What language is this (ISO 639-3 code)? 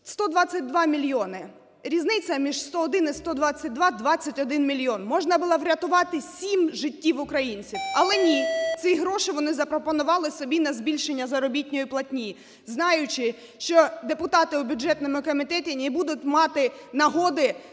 ukr